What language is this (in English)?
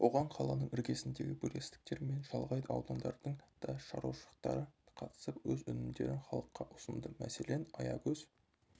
Kazakh